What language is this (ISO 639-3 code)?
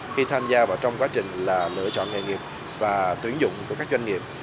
vie